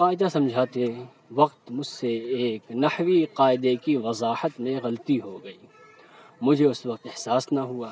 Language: Urdu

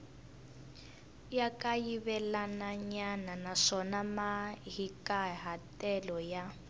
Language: Tsonga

